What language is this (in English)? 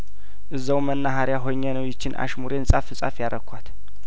Amharic